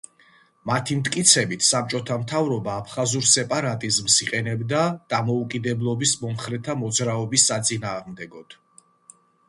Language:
Georgian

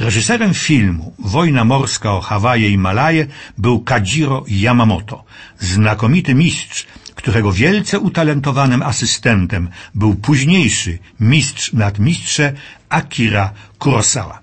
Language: Polish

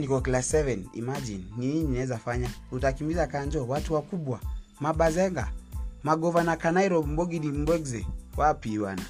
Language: Swahili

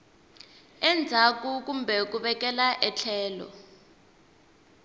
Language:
Tsonga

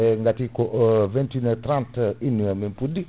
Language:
Fula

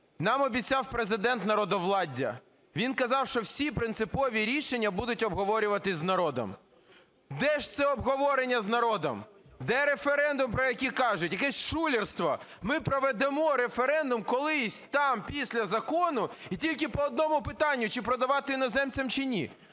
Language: Ukrainian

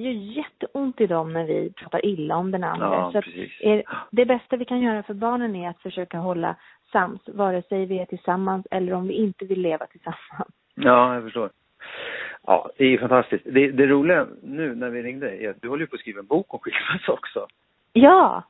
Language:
Swedish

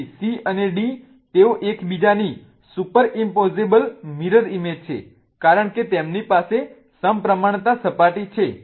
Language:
Gujarati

